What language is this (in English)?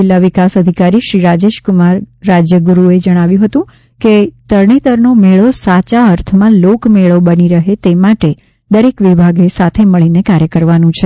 Gujarati